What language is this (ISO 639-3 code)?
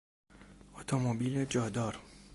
fas